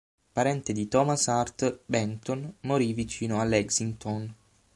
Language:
Italian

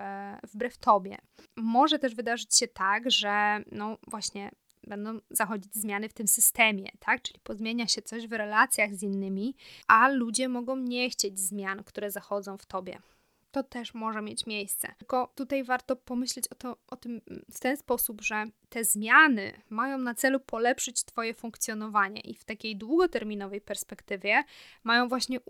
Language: Polish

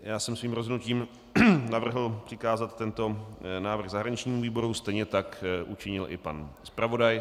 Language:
Czech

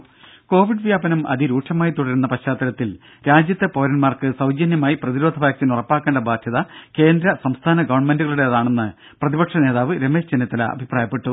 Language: Malayalam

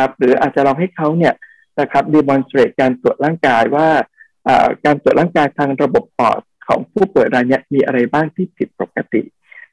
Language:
Thai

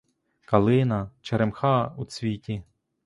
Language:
Ukrainian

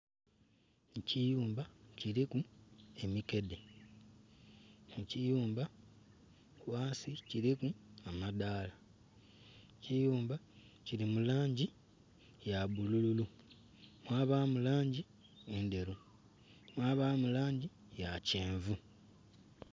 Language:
Soga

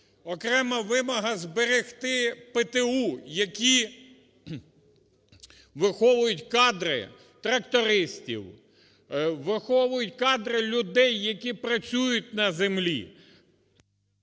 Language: Ukrainian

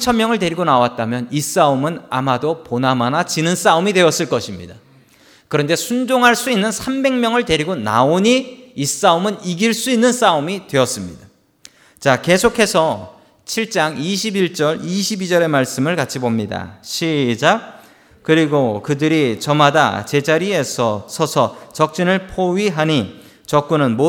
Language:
Korean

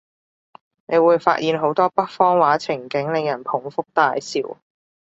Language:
Cantonese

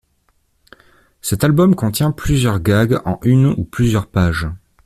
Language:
French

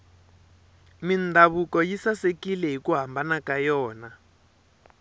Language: Tsonga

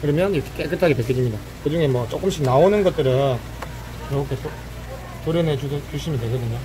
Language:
Korean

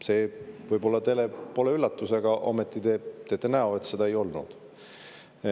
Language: Estonian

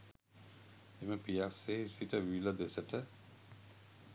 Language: Sinhala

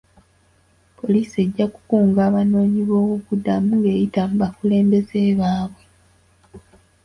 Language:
Ganda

